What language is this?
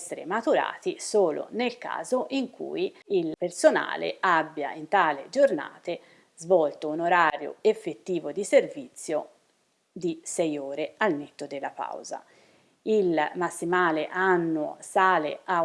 Italian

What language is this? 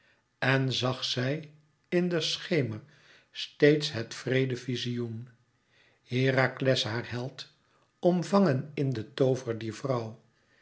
Dutch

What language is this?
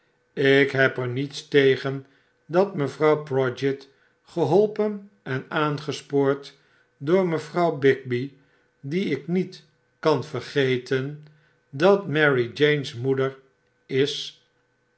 Dutch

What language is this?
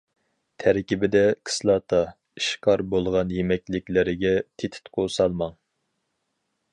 Uyghur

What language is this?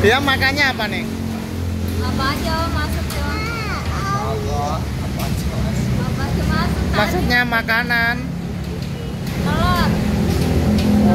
Indonesian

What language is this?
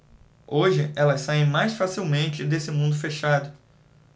Portuguese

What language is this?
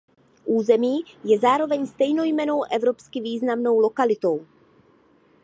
Czech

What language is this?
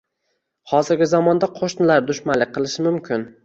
Uzbek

